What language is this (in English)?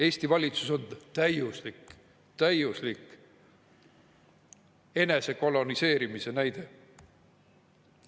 Estonian